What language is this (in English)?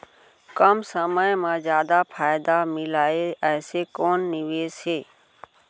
Chhattisgarhi